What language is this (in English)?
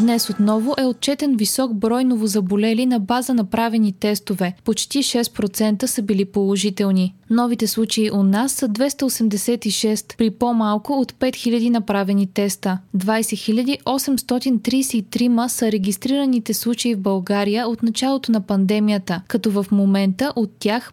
Bulgarian